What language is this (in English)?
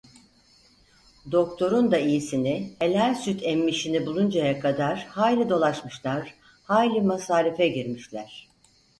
Turkish